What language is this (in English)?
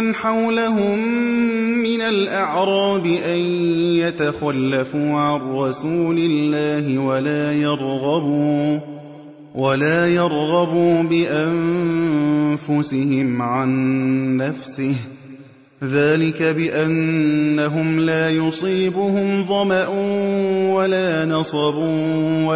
Arabic